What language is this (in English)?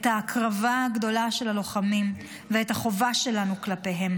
Hebrew